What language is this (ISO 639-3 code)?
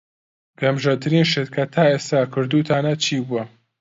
ckb